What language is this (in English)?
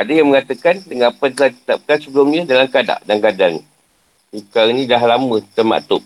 Malay